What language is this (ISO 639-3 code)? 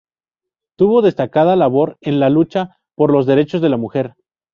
spa